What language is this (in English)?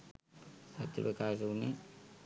Sinhala